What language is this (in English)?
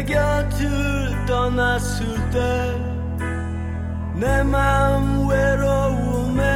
Korean